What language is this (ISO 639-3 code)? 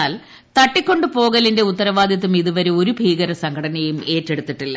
mal